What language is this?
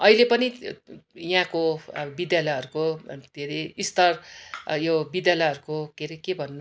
Nepali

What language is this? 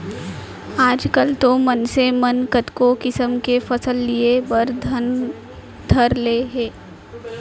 Chhattisgarhi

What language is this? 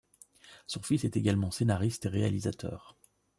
French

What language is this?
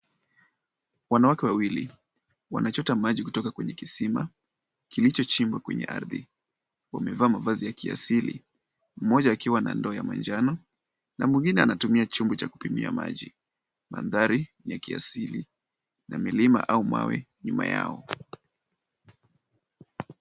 Swahili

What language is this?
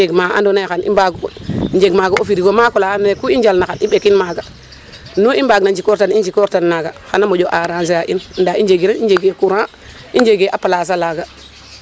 Serer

